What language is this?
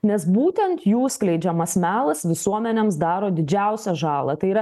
Lithuanian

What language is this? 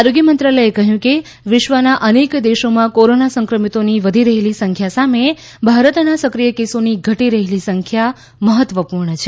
Gujarati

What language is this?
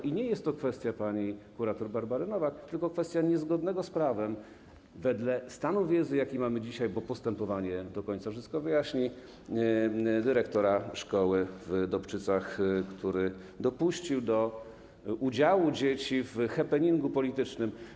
Polish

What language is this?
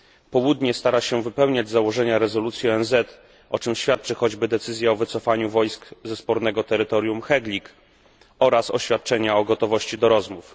Polish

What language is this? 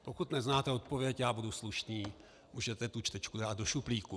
Czech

